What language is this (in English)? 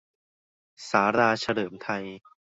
Thai